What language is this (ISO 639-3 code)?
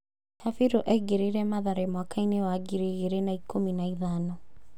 kik